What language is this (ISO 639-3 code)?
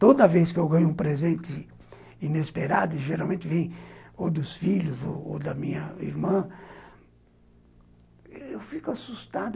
por